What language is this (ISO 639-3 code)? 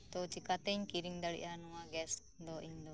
sat